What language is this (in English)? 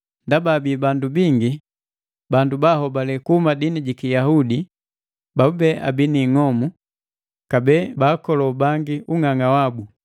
Matengo